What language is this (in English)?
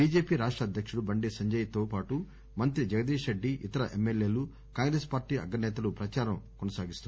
Telugu